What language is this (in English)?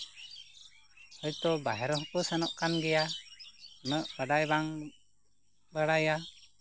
Santali